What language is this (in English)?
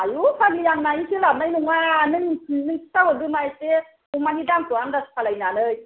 Bodo